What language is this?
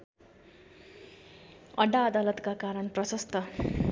Nepali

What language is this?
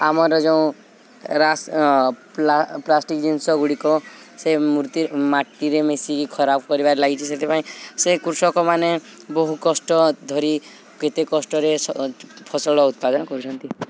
Odia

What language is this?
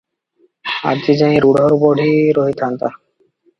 Odia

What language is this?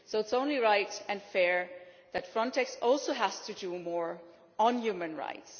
English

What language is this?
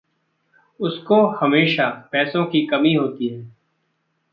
Hindi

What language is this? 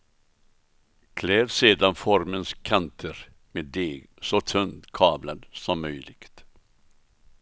Swedish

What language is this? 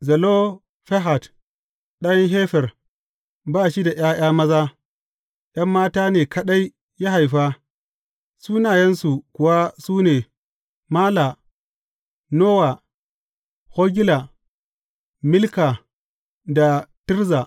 Hausa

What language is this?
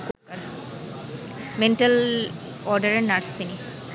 Bangla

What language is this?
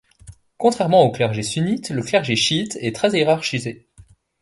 French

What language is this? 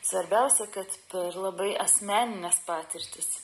Lithuanian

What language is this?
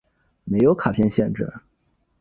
Chinese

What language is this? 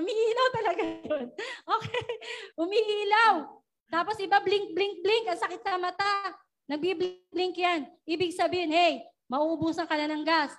Filipino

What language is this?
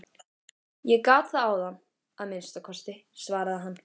Icelandic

